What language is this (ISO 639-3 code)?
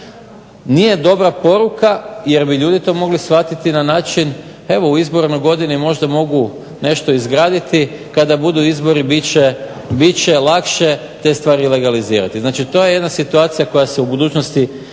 hrv